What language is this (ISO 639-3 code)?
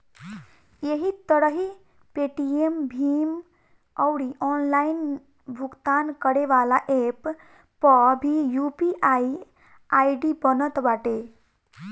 bho